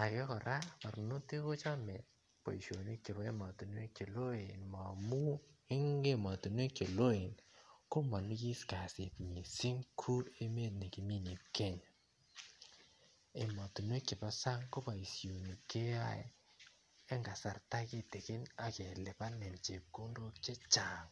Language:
Kalenjin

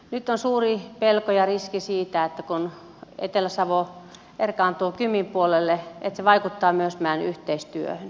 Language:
Finnish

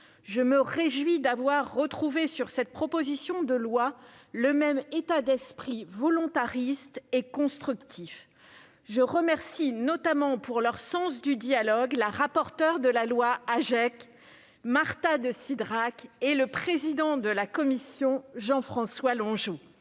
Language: French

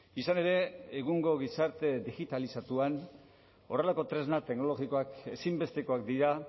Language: Basque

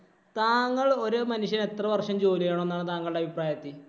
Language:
Malayalam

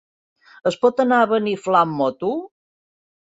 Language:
Catalan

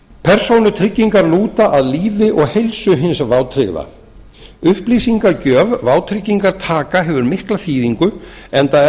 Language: Icelandic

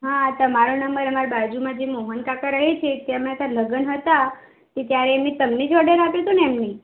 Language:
Gujarati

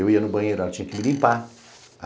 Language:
Portuguese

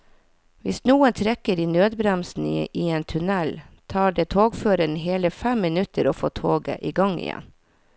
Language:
Norwegian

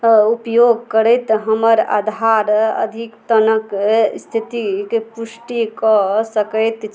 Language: Maithili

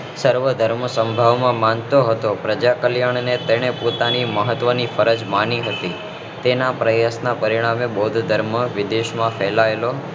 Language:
Gujarati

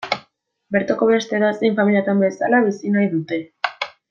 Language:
Basque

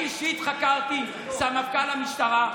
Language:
Hebrew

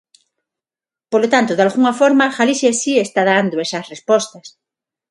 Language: Galician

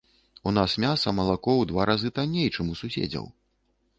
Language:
Belarusian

